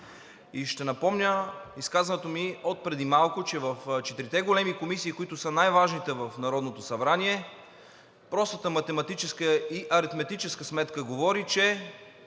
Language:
Bulgarian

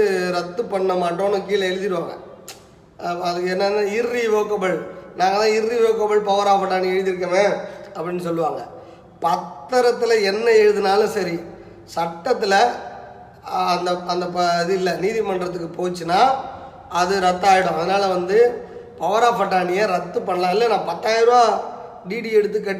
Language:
Tamil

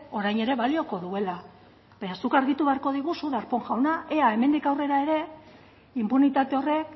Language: Basque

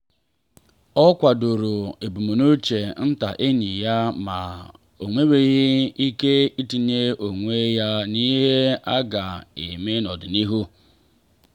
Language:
Igbo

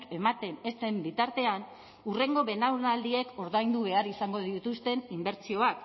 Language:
Basque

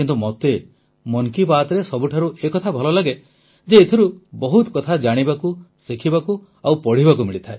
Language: Odia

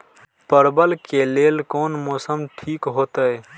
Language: Maithili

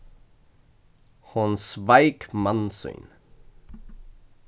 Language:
Faroese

